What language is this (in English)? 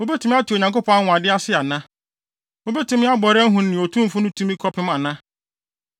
Akan